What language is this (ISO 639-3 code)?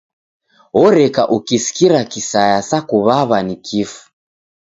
dav